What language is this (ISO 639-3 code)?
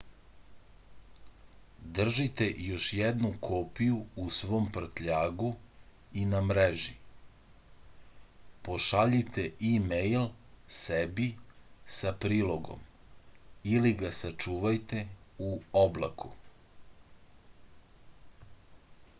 srp